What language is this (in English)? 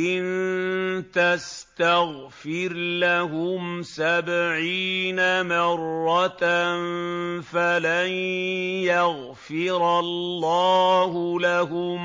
Arabic